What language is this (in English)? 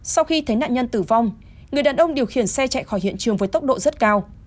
Vietnamese